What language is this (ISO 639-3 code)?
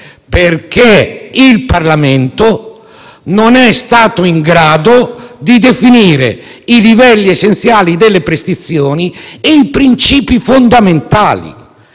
ita